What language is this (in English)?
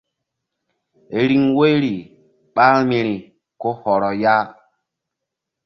Mbum